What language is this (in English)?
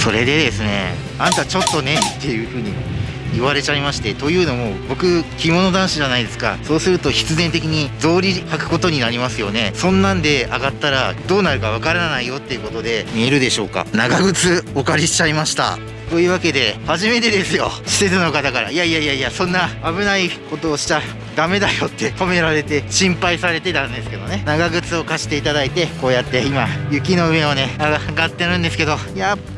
Japanese